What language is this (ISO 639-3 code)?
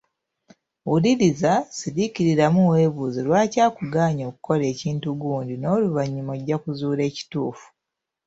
lug